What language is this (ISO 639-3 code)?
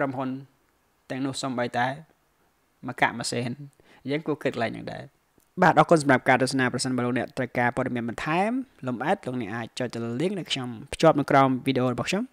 tha